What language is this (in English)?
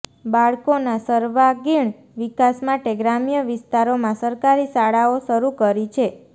Gujarati